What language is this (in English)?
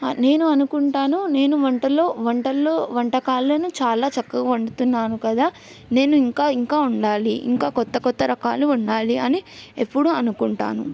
Telugu